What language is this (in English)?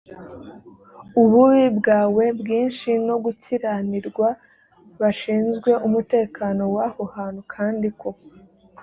Kinyarwanda